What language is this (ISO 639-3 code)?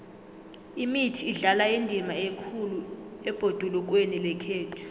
nbl